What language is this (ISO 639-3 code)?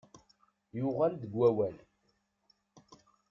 kab